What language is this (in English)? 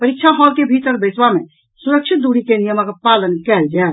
Maithili